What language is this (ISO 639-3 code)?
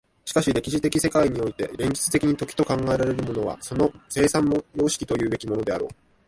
jpn